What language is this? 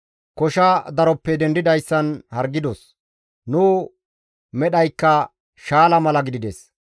Gamo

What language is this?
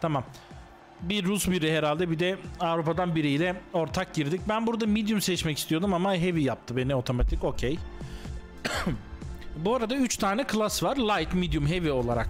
Turkish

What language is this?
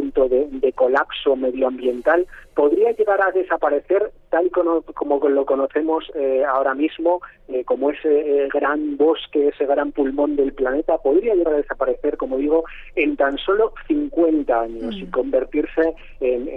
Spanish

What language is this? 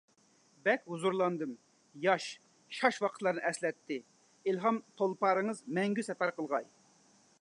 Uyghur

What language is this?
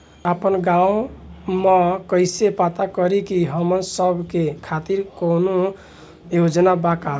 Bhojpuri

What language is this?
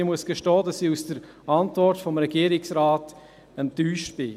Swiss German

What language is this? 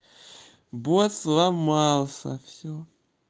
Russian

